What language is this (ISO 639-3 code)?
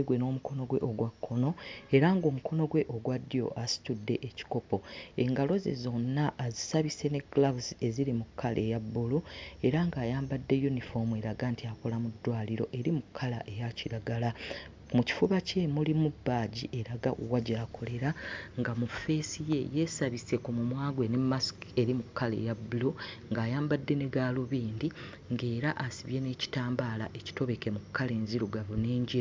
lug